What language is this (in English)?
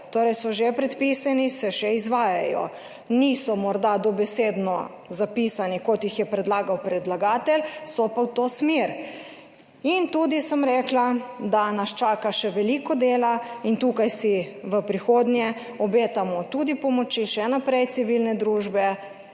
Slovenian